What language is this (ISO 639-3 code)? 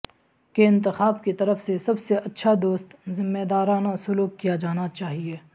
urd